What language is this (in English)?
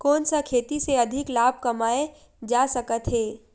Chhattisgarhi